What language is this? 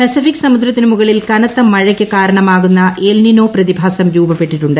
Malayalam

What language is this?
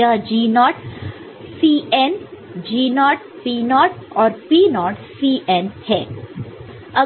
Hindi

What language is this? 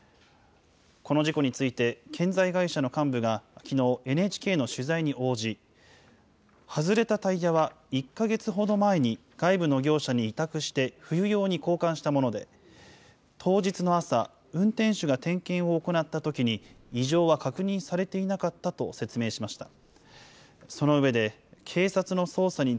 Japanese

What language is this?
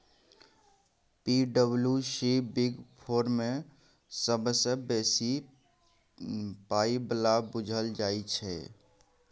Maithili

